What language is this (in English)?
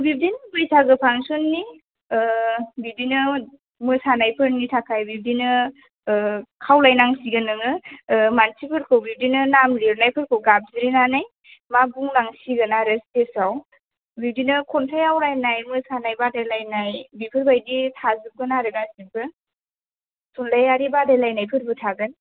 Bodo